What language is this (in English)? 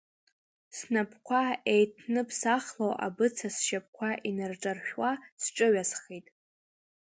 Abkhazian